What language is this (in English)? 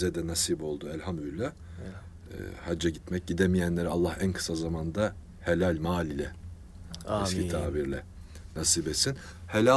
Turkish